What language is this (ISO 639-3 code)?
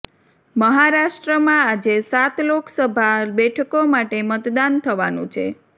guj